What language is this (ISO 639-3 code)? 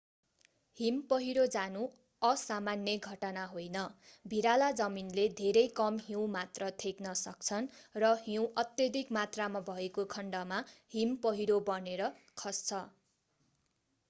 nep